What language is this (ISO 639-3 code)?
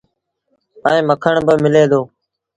sbn